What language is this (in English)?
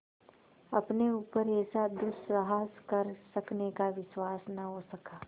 Hindi